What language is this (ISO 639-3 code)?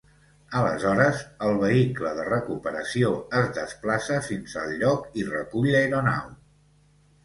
cat